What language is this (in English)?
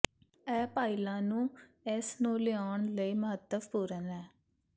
Punjabi